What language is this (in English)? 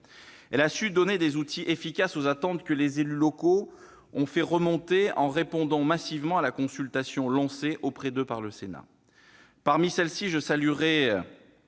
French